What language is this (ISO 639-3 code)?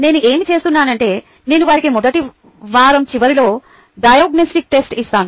tel